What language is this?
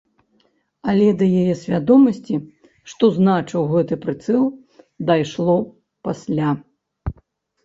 Belarusian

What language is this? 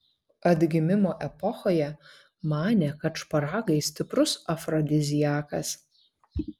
Lithuanian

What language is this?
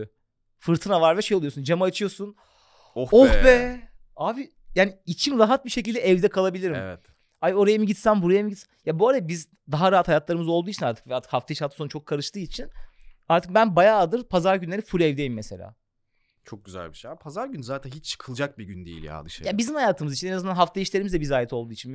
Turkish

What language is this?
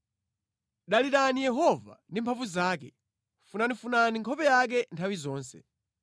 Nyanja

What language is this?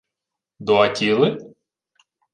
Ukrainian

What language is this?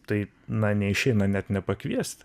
Lithuanian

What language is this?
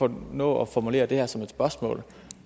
Danish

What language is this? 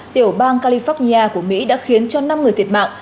Vietnamese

